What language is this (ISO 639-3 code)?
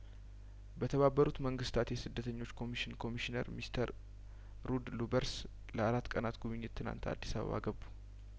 amh